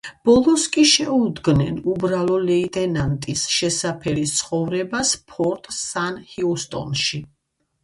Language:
Georgian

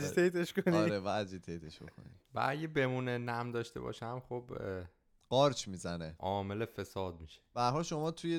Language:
Persian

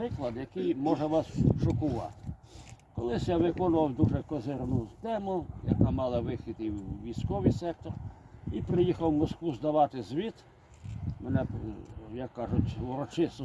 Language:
Ukrainian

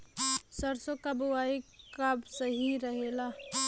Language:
Bhojpuri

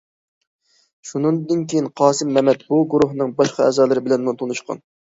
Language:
Uyghur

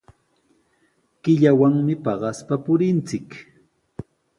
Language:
Sihuas Ancash Quechua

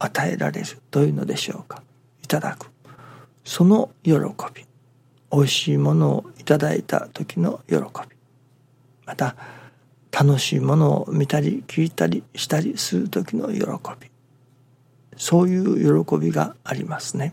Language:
Japanese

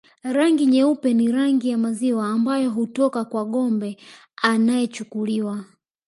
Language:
Swahili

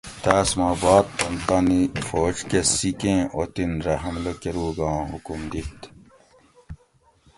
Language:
Gawri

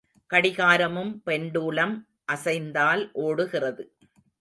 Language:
Tamil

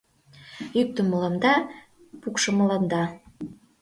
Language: Mari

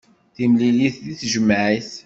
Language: Kabyle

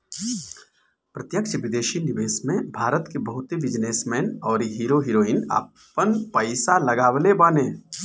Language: Bhojpuri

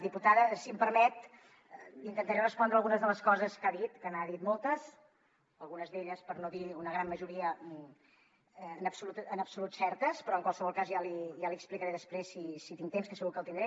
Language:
Catalan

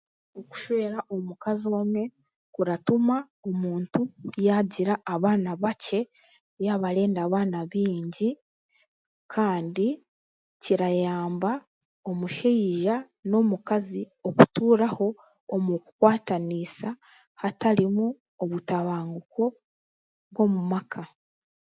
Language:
Chiga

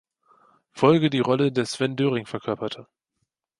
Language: German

